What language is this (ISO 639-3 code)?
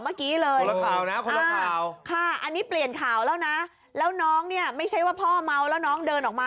tha